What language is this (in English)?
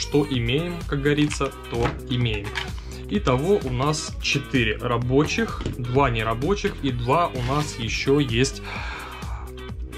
Russian